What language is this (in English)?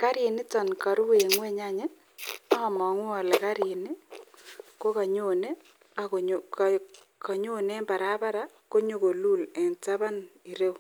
Kalenjin